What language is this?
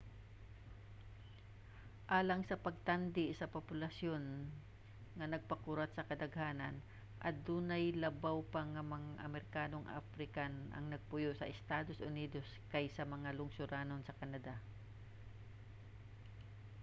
Cebuano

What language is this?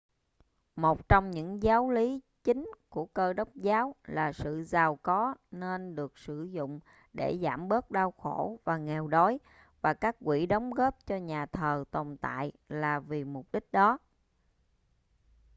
Vietnamese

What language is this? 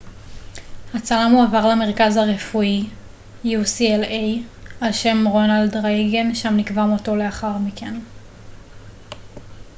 Hebrew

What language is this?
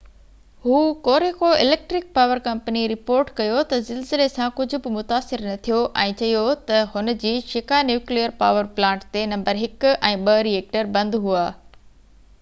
Sindhi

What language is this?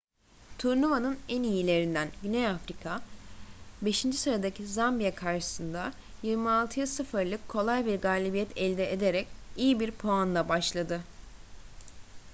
Turkish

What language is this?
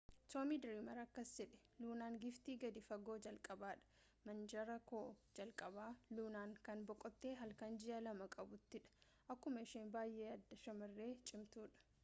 Oromo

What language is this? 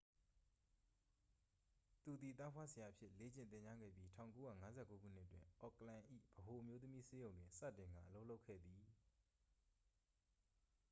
Burmese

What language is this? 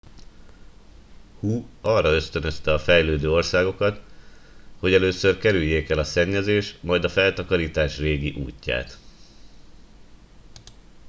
Hungarian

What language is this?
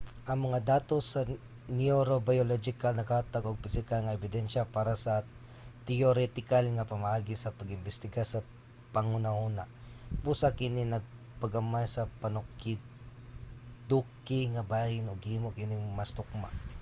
Cebuano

